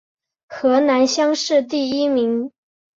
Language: Chinese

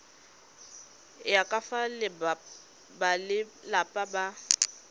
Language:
Tswana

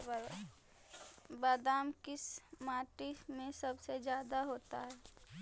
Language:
Magahi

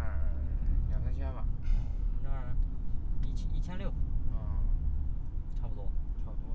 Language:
Chinese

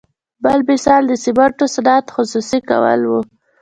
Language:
Pashto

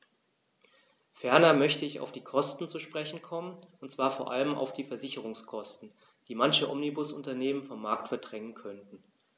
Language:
German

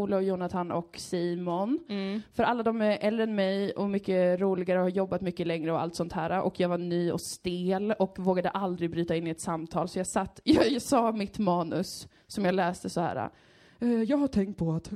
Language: Swedish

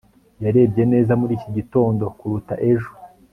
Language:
Kinyarwanda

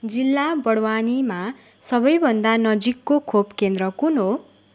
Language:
Nepali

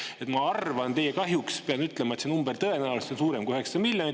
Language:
Estonian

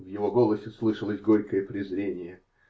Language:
Russian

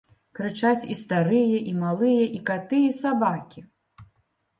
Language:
Belarusian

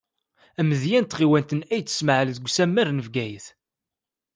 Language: Kabyle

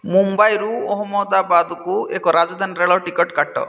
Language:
Odia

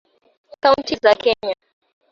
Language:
Swahili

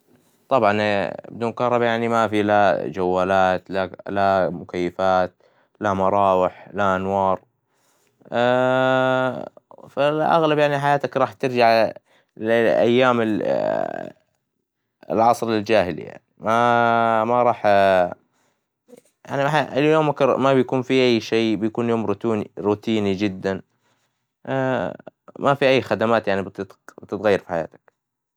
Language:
Hijazi Arabic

